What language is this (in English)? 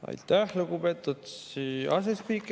Estonian